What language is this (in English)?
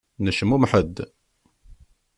Kabyle